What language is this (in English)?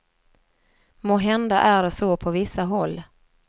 Swedish